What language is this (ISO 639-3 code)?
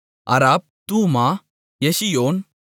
tam